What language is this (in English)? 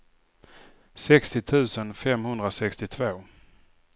Swedish